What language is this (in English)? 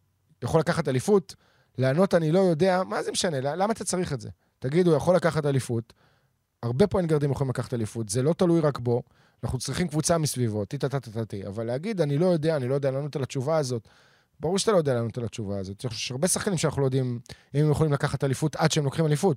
Hebrew